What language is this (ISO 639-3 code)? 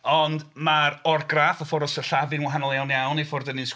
cym